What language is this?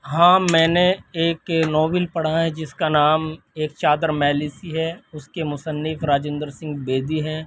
Urdu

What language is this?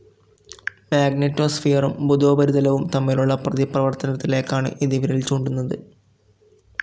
Malayalam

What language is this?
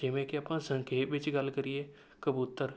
Punjabi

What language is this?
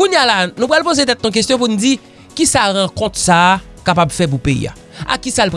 French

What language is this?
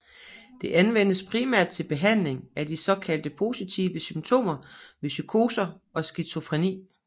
Danish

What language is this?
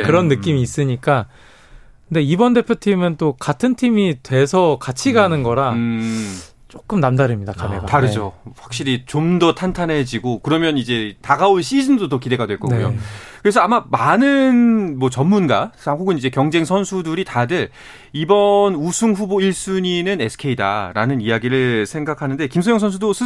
Korean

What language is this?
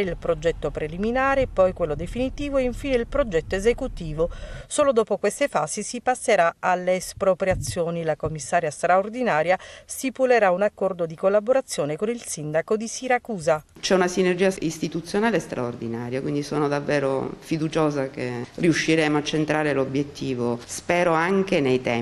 Italian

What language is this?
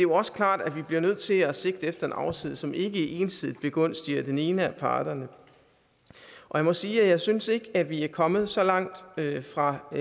Danish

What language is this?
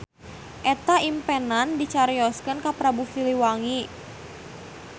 Sundanese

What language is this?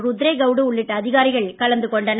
Tamil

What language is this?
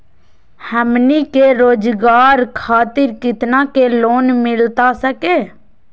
Magahi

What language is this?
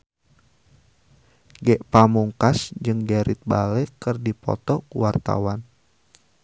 Sundanese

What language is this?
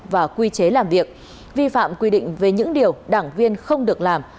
Vietnamese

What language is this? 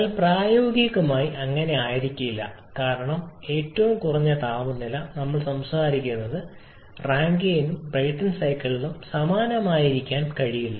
Malayalam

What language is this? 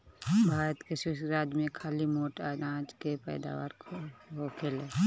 Bhojpuri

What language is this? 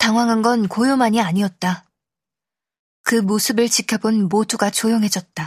Korean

